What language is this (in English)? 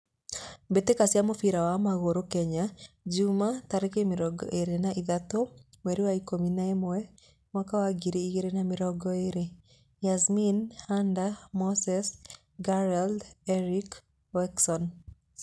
Kikuyu